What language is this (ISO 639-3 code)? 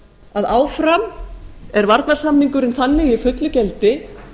isl